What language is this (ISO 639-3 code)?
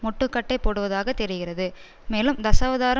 tam